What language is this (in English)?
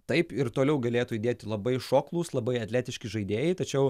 Lithuanian